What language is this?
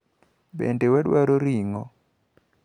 Luo (Kenya and Tanzania)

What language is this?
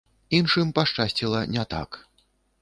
Belarusian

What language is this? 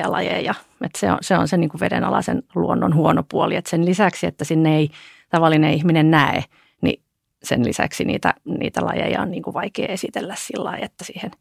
Finnish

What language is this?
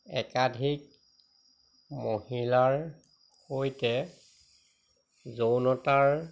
Assamese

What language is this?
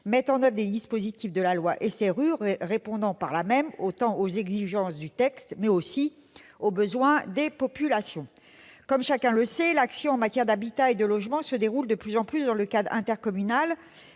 French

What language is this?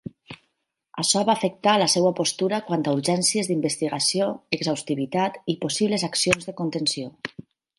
Catalan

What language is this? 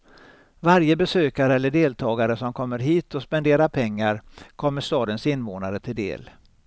Swedish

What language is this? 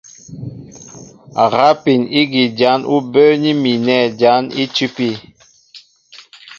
Mbo (Cameroon)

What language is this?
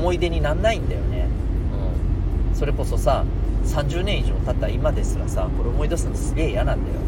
Japanese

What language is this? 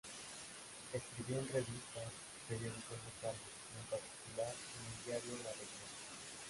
Spanish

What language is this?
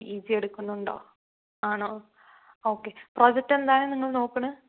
Malayalam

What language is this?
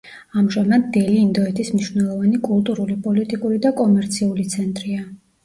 Georgian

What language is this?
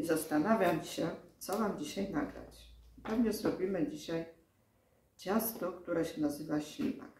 Polish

